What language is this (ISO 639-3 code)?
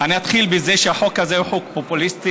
heb